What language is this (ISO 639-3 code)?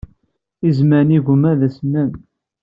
kab